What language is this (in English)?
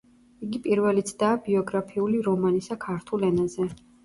Georgian